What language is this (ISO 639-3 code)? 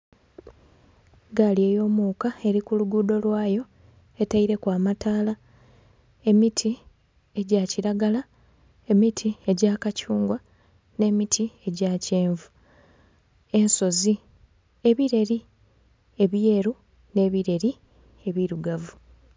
xog